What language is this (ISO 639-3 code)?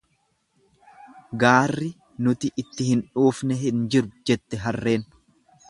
orm